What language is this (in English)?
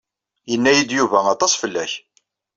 Kabyle